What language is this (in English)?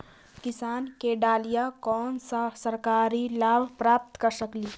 Magahi